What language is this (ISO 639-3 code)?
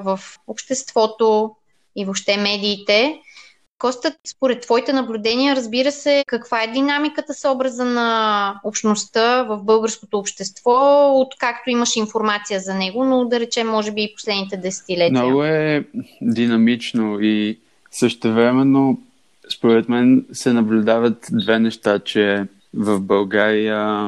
bul